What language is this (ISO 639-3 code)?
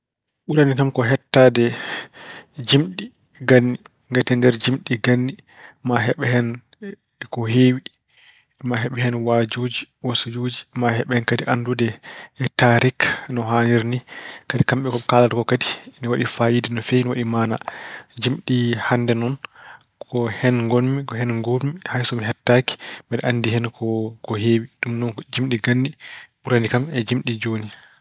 ful